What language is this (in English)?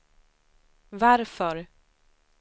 Swedish